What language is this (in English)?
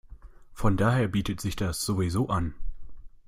German